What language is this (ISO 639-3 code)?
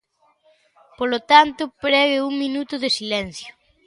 glg